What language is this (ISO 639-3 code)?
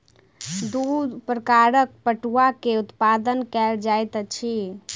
mai